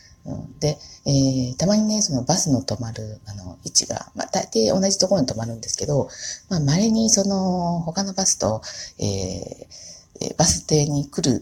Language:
Japanese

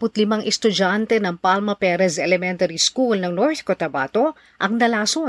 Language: Filipino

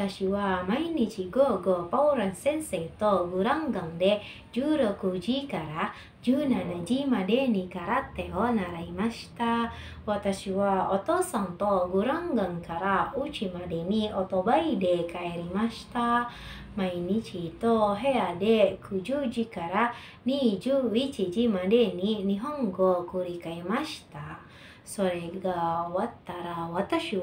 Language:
Japanese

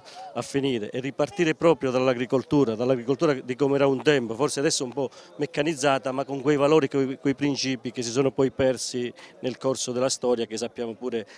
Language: Italian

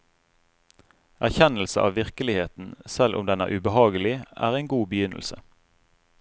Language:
Norwegian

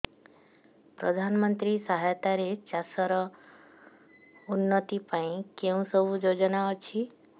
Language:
Odia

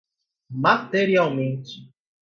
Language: Portuguese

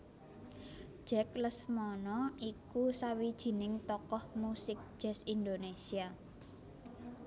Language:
Javanese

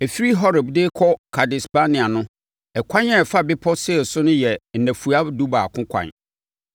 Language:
Akan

